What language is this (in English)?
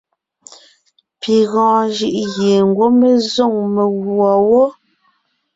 Ngiemboon